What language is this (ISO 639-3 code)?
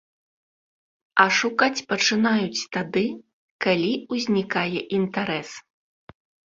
bel